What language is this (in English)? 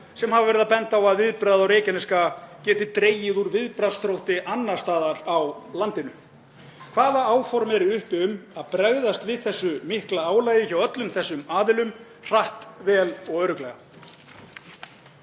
Icelandic